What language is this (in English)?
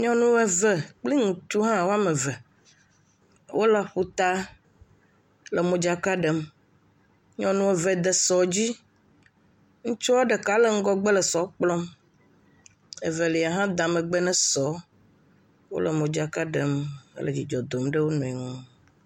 Ewe